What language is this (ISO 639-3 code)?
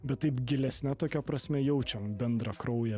lit